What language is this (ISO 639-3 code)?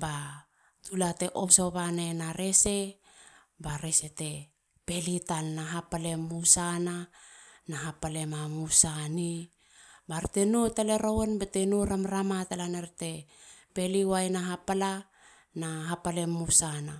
hla